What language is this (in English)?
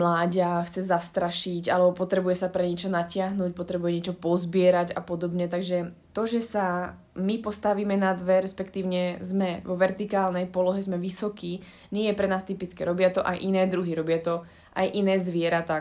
Slovak